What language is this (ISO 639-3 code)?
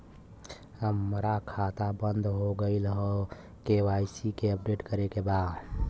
bho